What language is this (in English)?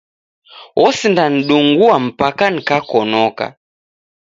Taita